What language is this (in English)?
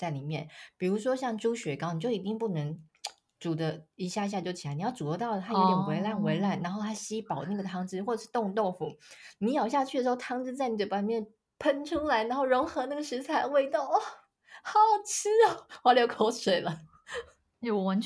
Chinese